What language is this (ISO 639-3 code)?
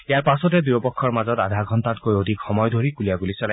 asm